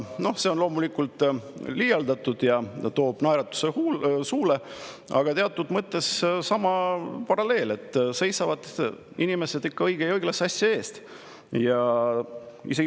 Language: Estonian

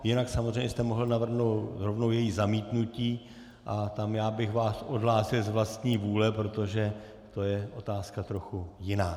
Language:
Czech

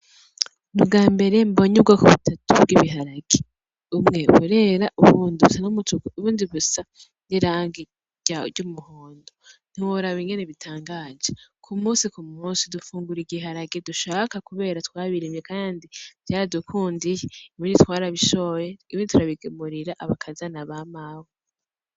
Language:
Rundi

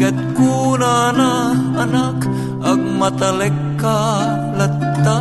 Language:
Filipino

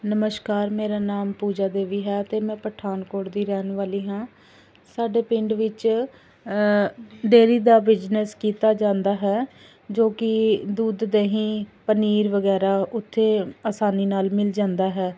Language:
Punjabi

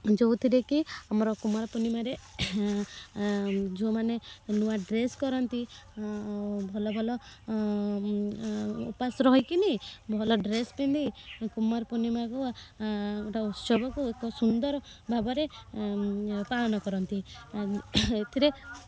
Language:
Odia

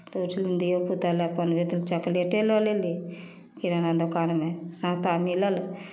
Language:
Maithili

